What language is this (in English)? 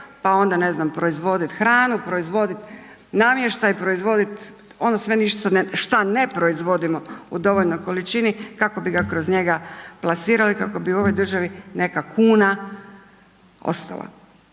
Croatian